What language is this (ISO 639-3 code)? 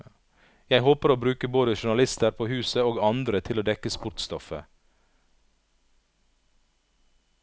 nor